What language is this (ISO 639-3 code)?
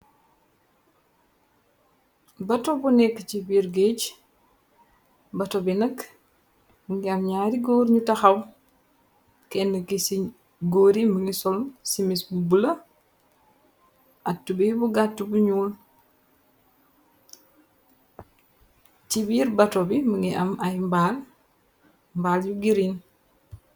wol